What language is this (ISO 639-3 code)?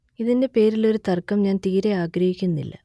mal